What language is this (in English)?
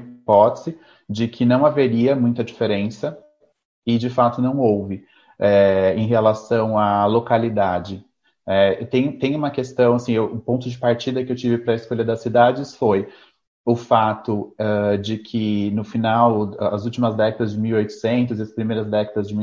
Portuguese